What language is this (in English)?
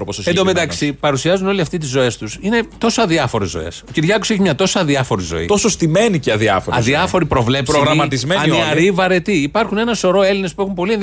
Greek